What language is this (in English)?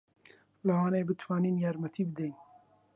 Central Kurdish